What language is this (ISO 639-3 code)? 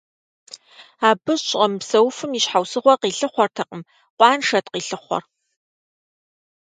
kbd